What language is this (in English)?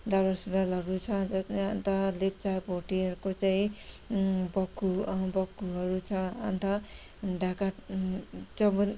Nepali